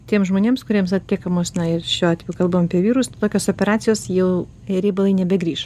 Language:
Lithuanian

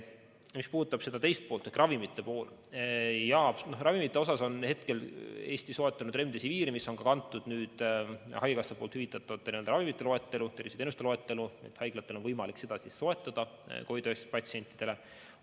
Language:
Estonian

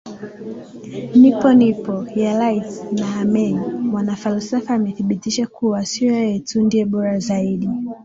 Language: Swahili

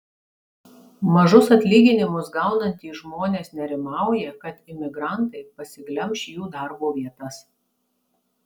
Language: Lithuanian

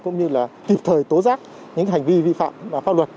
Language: Vietnamese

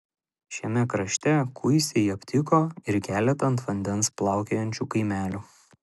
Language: Lithuanian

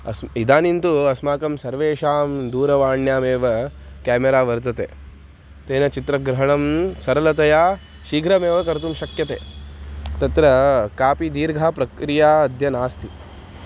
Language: Sanskrit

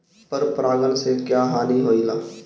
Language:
Bhojpuri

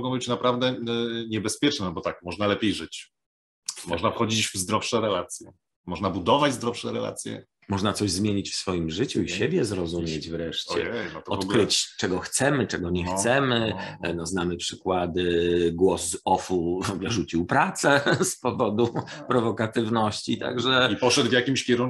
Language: Polish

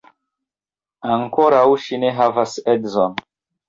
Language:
Esperanto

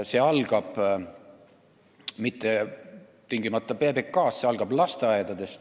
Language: Estonian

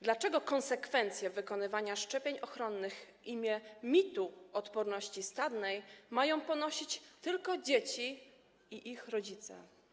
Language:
Polish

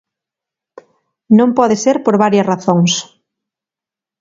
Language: Galician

